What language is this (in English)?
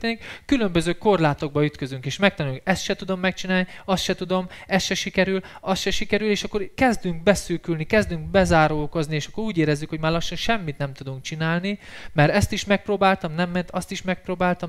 Hungarian